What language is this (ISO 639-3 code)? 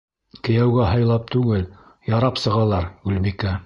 bak